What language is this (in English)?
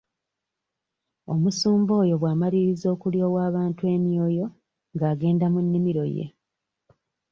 Ganda